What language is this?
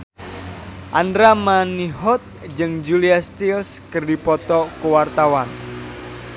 Sundanese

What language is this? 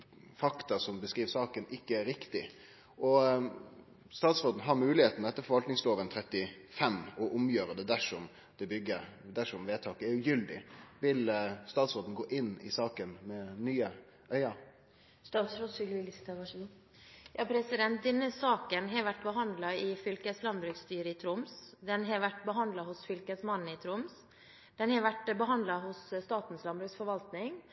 Norwegian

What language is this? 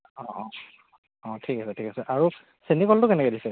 Assamese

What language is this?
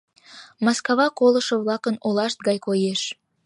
Mari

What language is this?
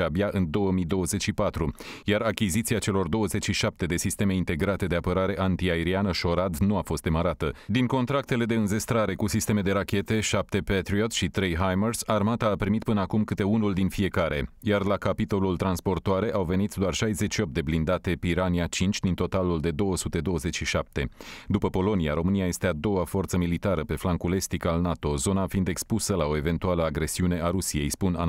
Romanian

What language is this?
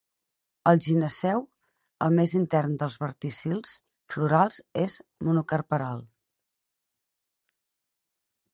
Catalan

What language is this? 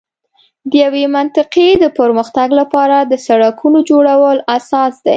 Pashto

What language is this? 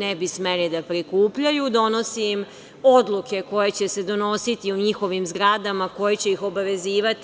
Serbian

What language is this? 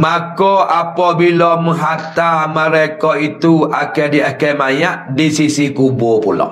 Malay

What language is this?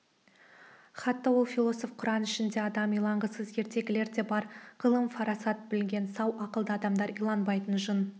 Kazakh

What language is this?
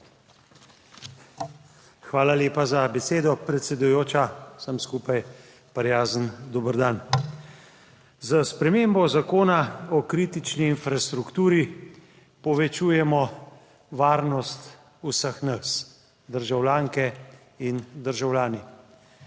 Slovenian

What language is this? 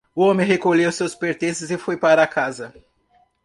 Portuguese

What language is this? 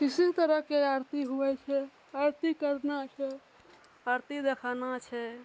Maithili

